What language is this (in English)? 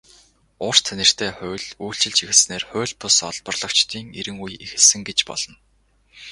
Mongolian